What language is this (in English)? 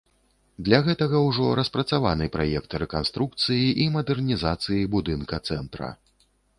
Belarusian